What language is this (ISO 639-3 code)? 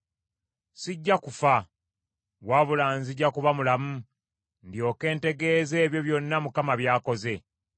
lug